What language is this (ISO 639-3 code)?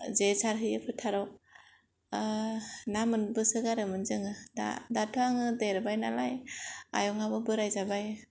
brx